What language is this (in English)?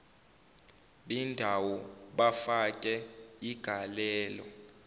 Zulu